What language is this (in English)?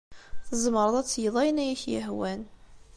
Kabyle